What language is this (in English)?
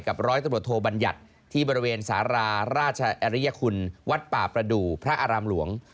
Thai